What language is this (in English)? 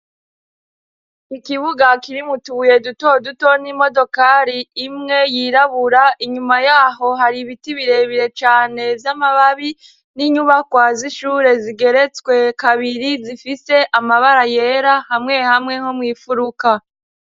Rundi